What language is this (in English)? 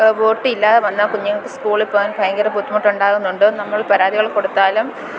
Malayalam